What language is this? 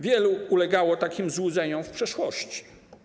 Polish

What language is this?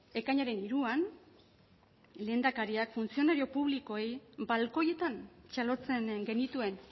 Basque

